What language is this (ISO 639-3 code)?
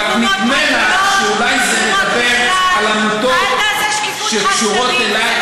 heb